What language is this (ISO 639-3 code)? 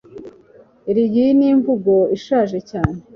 kin